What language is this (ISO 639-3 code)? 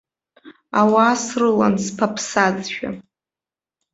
abk